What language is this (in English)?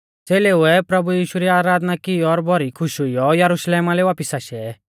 Mahasu Pahari